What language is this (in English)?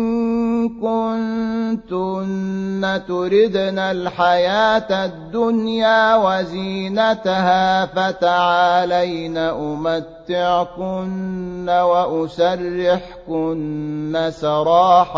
Arabic